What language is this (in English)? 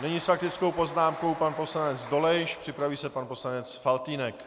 Czech